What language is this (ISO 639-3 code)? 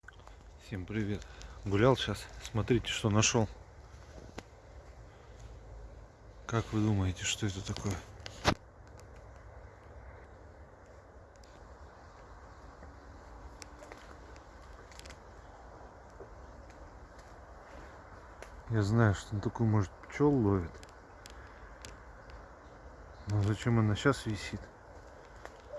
rus